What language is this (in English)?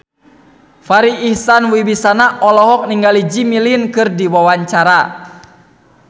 Sundanese